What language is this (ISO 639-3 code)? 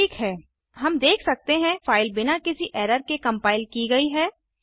hin